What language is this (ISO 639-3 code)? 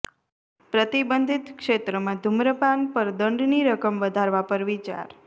guj